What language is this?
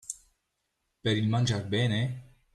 Italian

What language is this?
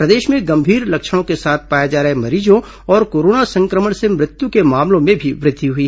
Hindi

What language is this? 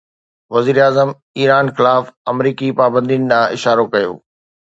Sindhi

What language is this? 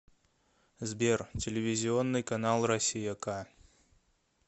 Russian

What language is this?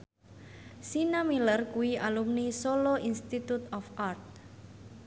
Javanese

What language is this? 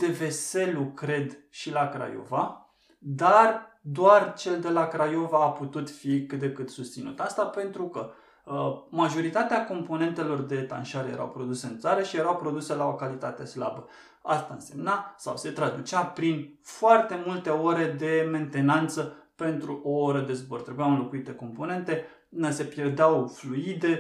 Romanian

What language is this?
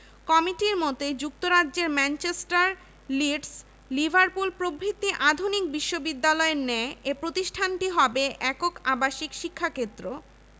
Bangla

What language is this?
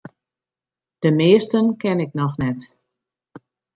Western Frisian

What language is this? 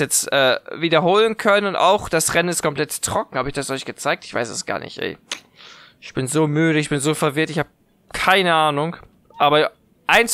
German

